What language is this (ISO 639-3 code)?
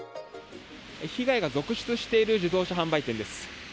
jpn